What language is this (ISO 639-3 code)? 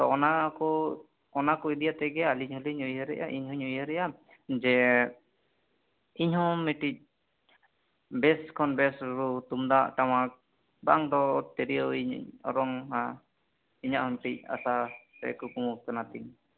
sat